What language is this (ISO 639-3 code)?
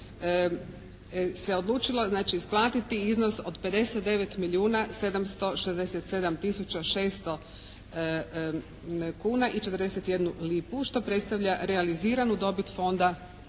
hrv